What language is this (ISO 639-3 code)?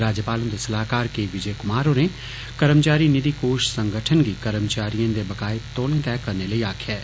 doi